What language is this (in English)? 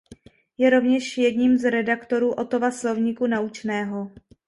Czech